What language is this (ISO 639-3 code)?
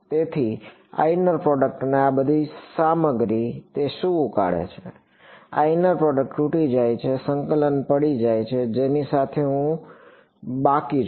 guj